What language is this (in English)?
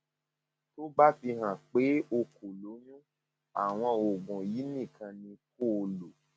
Yoruba